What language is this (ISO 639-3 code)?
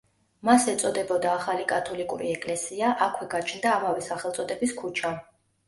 kat